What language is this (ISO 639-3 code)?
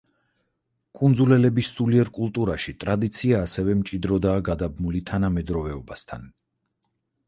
kat